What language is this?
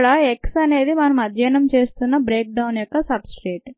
Telugu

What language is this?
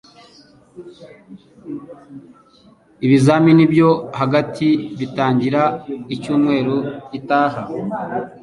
Kinyarwanda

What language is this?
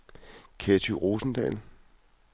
Danish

